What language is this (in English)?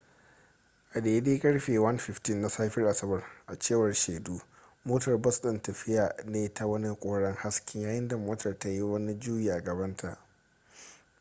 Hausa